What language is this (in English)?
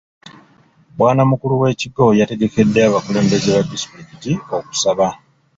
Ganda